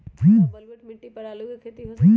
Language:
Magahi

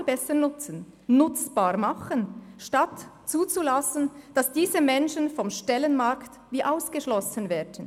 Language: Swiss German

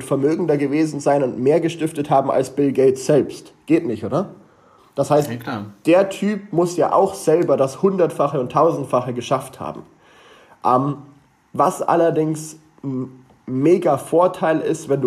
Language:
German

